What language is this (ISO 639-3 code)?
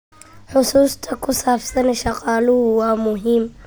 som